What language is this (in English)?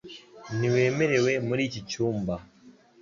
Kinyarwanda